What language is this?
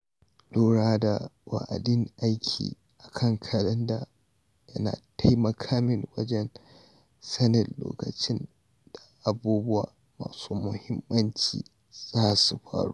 Hausa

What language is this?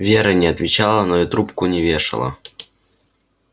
Russian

